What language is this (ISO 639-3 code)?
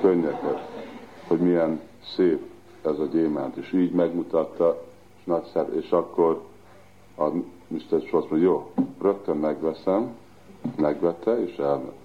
hun